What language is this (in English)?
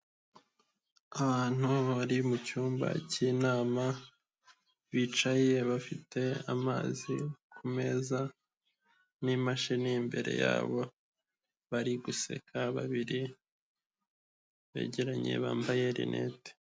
Kinyarwanda